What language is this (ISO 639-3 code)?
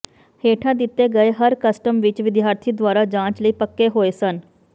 pan